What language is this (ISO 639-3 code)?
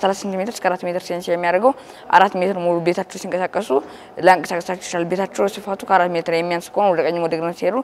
ara